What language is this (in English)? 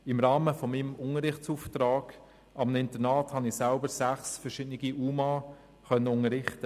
Swiss German